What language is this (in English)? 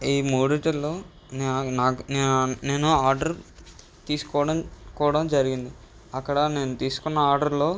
Telugu